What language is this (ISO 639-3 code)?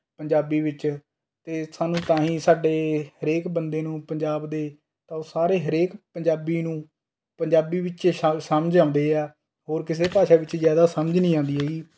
pan